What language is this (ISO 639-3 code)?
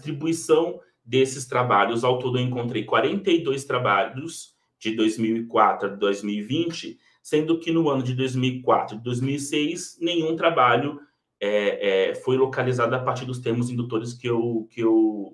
por